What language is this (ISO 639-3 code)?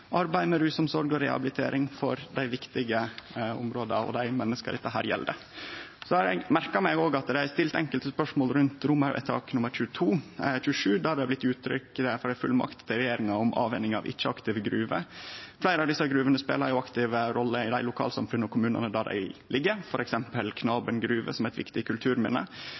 nno